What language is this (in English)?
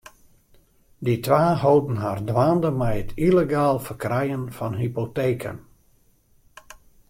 Western Frisian